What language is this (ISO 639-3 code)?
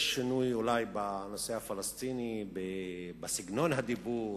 heb